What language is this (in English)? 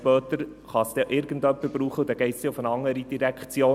Swiss German